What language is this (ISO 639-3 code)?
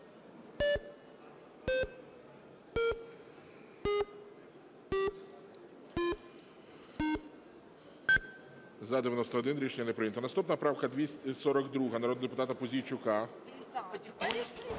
ukr